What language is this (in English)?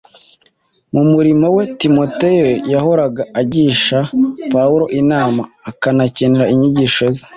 Kinyarwanda